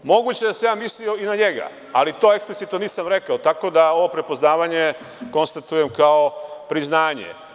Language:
Serbian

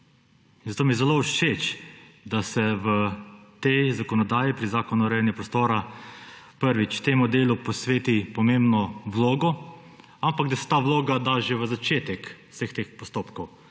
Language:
Slovenian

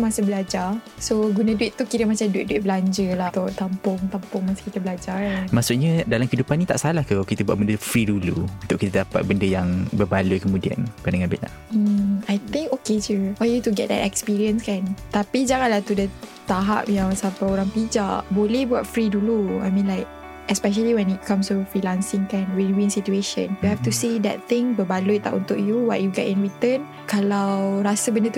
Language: Malay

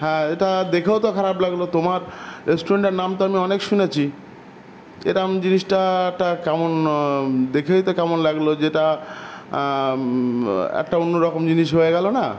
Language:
Bangla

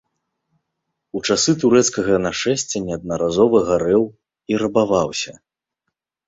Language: Belarusian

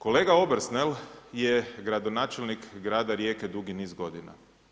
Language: Croatian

